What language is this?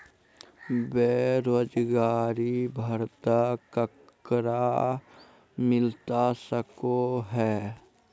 Magahi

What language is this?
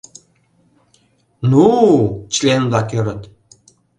Mari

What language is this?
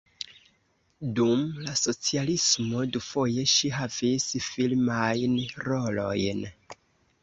Esperanto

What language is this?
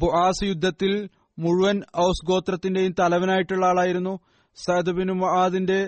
Malayalam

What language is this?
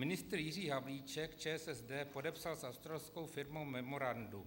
Czech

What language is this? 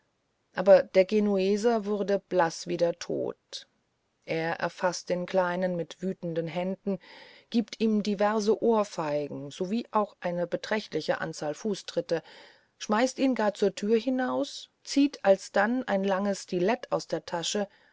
German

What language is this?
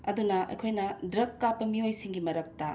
Manipuri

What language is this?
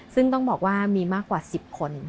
Thai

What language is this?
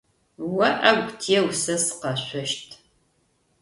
Adyghe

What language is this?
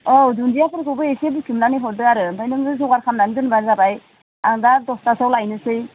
Bodo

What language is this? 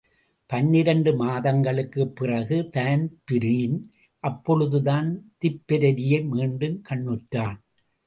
Tamil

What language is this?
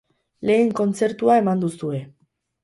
Basque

